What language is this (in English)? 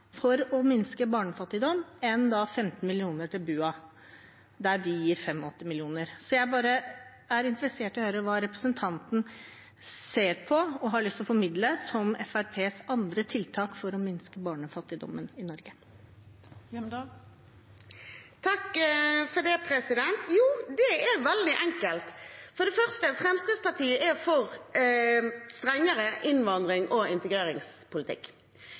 Norwegian Bokmål